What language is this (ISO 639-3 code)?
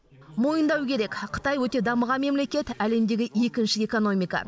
kaz